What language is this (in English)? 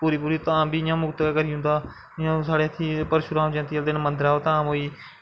Dogri